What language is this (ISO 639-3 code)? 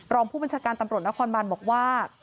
tha